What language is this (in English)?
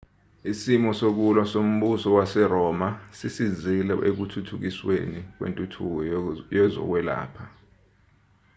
Zulu